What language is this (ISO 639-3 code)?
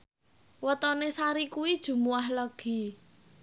jav